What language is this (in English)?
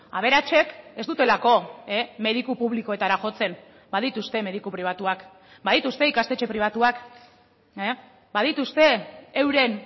Basque